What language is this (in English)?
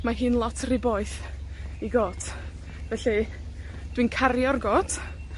Welsh